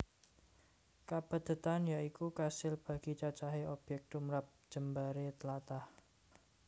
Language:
Javanese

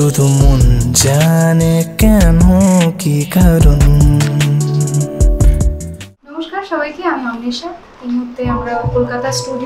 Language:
Hindi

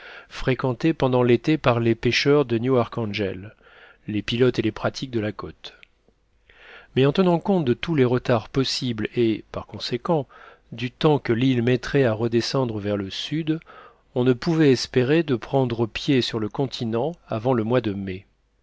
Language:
French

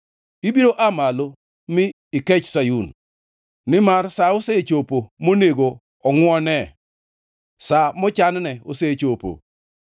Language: Luo (Kenya and Tanzania)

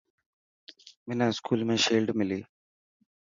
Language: Dhatki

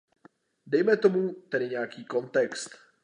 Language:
Czech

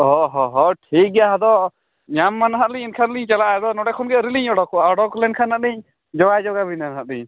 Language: Santali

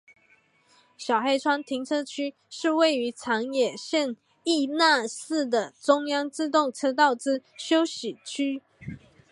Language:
Chinese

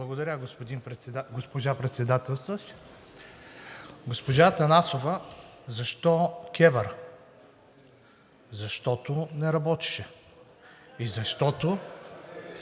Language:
Bulgarian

